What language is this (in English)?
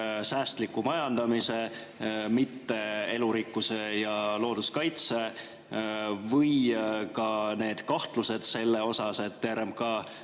Estonian